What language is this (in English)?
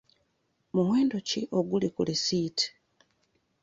Ganda